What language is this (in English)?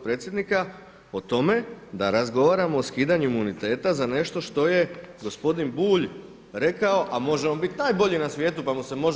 Croatian